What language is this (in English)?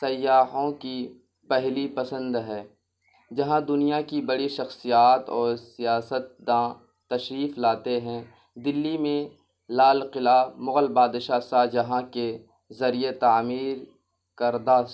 Urdu